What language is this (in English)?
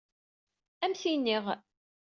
Kabyle